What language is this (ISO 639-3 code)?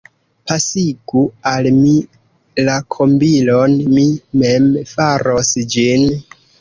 epo